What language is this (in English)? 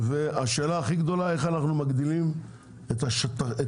Hebrew